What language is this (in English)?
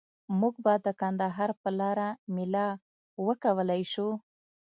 Pashto